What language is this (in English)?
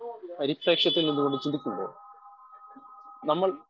Malayalam